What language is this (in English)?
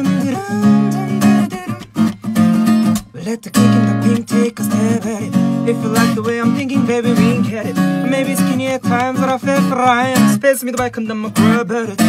Korean